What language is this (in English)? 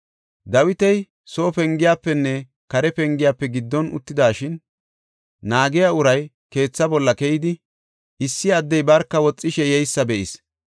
Gofa